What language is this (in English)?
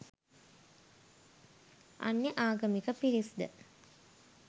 Sinhala